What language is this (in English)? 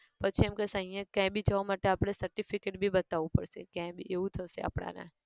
Gujarati